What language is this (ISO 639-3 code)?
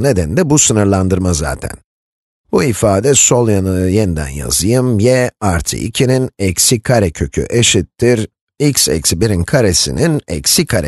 tur